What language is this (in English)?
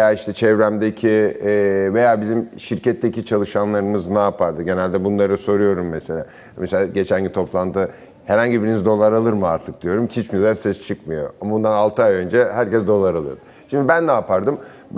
Turkish